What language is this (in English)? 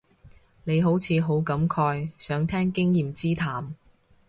Cantonese